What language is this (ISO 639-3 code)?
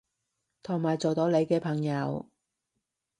yue